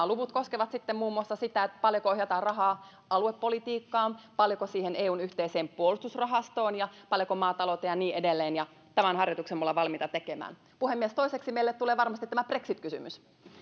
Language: Finnish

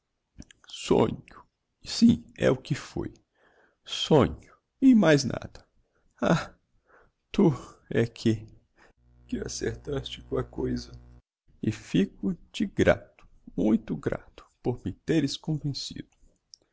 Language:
Portuguese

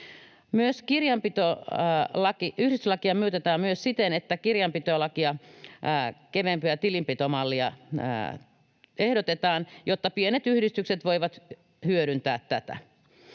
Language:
Finnish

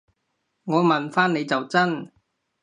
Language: Cantonese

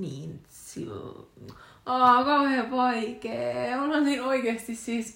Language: Finnish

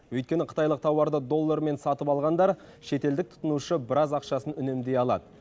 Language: Kazakh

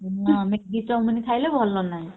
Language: Odia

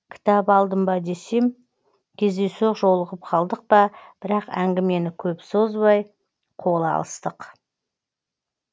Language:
Kazakh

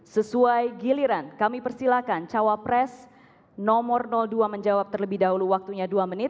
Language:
Indonesian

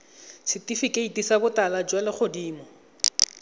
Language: Tswana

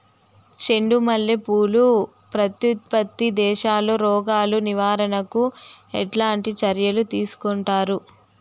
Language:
Telugu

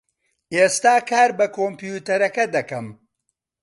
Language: Central Kurdish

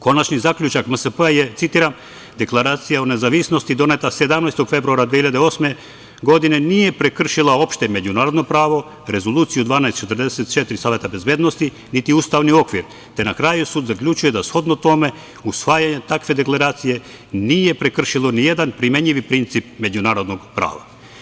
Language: Serbian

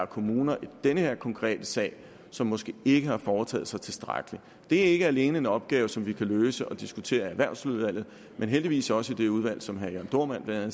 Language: Danish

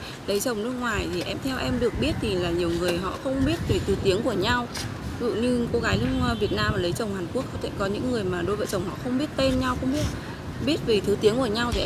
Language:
Korean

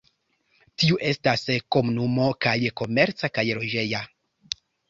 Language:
Esperanto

